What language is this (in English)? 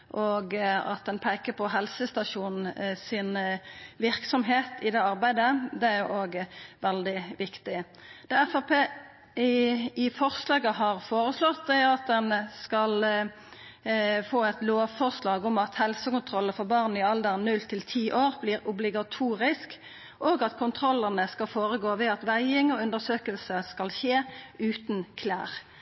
Norwegian Nynorsk